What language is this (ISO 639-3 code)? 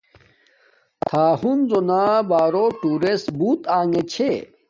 dmk